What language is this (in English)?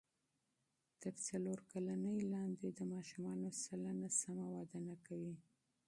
Pashto